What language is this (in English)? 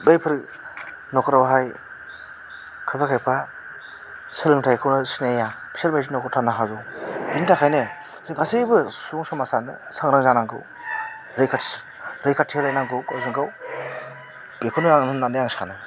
Bodo